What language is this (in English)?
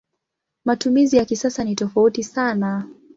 Swahili